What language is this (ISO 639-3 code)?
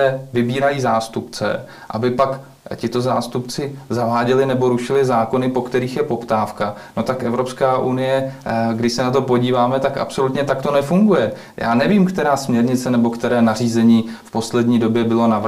ces